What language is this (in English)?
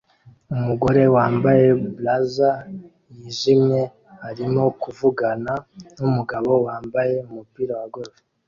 Kinyarwanda